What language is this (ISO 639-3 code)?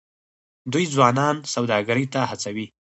pus